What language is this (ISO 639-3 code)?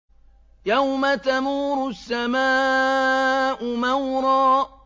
ara